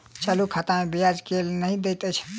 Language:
Maithili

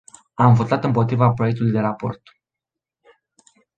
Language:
Romanian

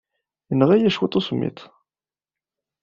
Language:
Kabyle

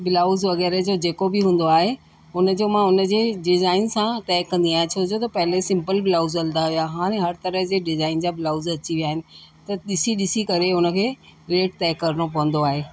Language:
Sindhi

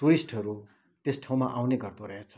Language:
Nepali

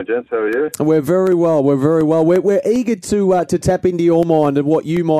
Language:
English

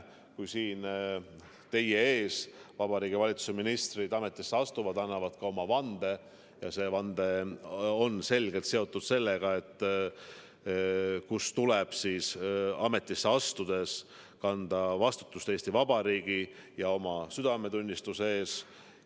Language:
Estonian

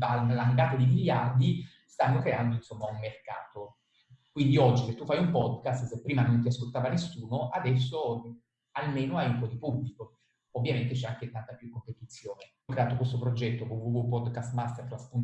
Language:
Italian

